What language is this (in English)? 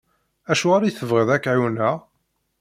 Kabyle